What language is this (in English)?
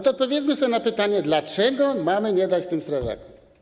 Polish